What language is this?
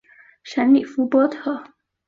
Chinese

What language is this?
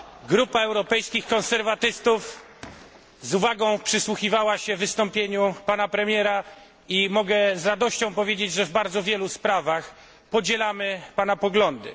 Polish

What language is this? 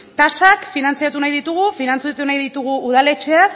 Basque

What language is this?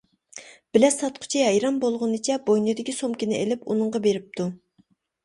Uyghur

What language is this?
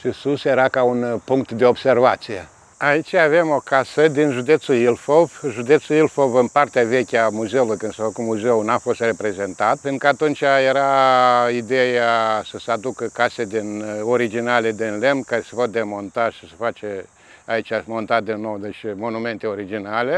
Romanian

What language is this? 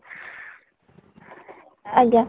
Odia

